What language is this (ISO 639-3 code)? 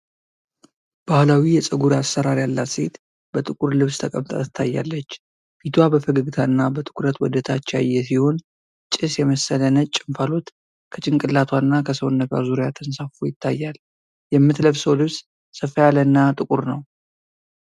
amh